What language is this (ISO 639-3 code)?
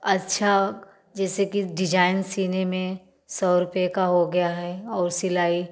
hin